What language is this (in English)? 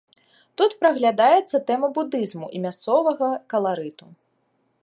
Belarusian